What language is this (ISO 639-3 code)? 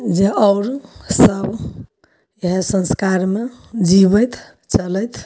mai